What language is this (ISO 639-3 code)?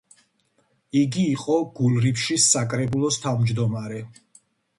kat